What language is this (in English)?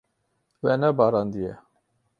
Kurdish